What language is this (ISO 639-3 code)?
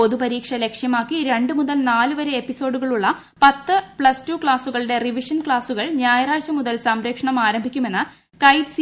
mal